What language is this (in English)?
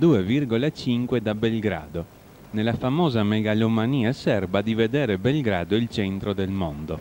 Italian